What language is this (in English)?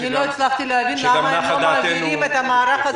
Hebrew